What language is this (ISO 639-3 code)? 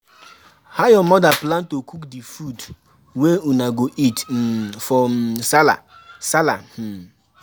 pcm